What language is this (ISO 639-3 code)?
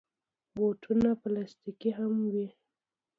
pus